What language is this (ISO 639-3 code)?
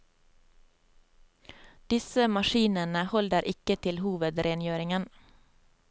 nor